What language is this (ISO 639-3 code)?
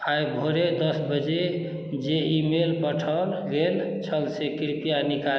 mai